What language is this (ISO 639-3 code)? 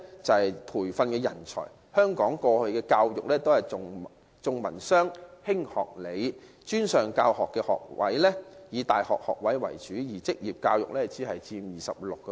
yue